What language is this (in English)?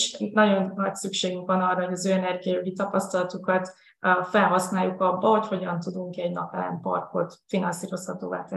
Hungarian